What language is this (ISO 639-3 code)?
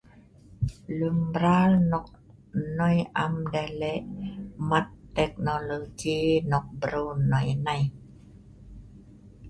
snv